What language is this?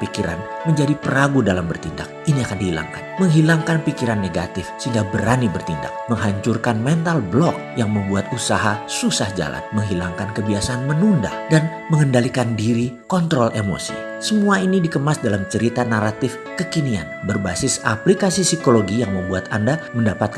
Indonesian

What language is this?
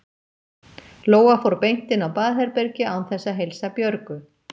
Icelandic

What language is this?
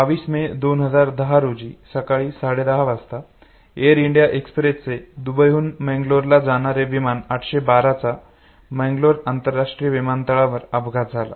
Marathi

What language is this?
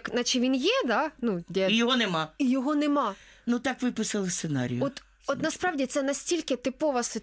Ukrainian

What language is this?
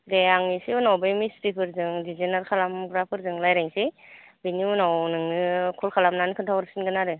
Bodo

